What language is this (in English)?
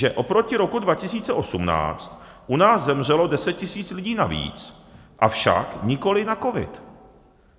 Czech